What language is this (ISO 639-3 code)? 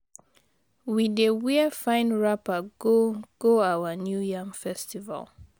pcm